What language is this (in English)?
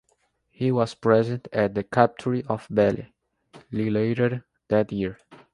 English